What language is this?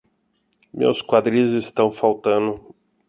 Portuguese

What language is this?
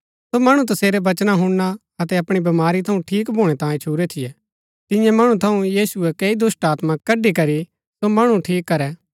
Gaddi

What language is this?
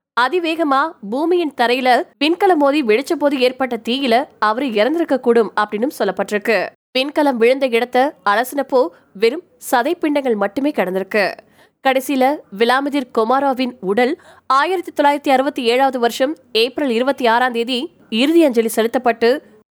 Tamil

